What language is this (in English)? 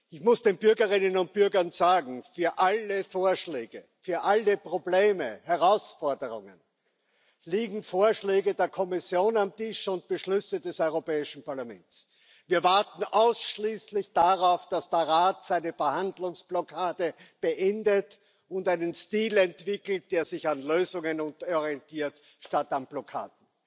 German